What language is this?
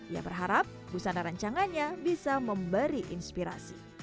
Indonesian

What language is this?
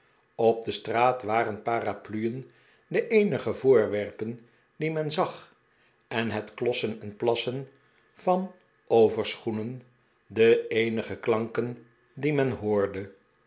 Dutch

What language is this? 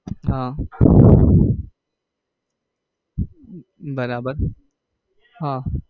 Gujarati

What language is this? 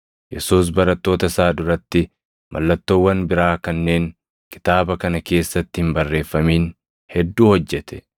Oromo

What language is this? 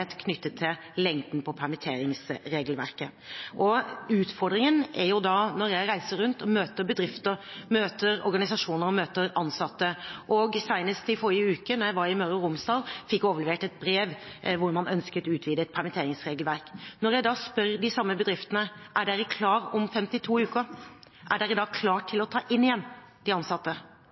Norwegian Bokmål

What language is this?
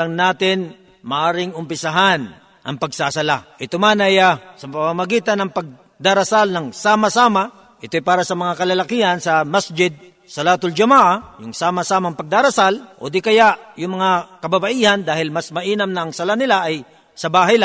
Filipino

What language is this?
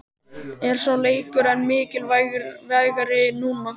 Icelandic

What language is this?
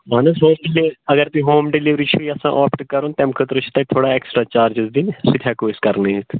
Kashmiri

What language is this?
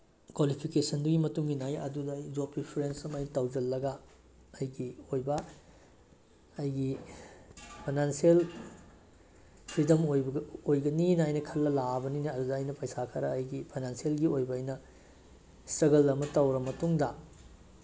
Manipuri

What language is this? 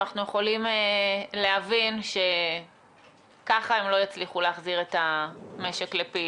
Hebrew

